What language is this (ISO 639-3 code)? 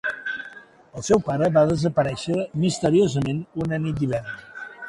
cat